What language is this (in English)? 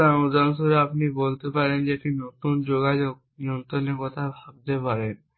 Bangla